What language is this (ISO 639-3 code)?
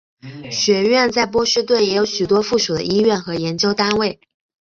zho